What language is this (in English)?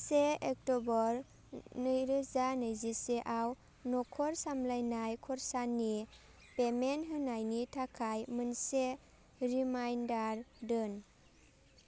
Bodo